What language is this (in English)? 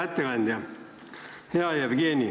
Estonian